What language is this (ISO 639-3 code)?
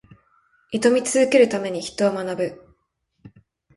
jpn